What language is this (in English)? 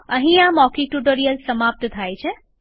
Gujarati